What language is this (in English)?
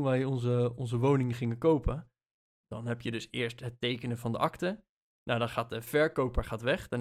Dutch